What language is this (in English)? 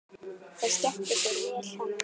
Icelandic